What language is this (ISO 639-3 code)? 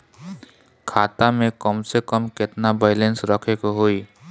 bho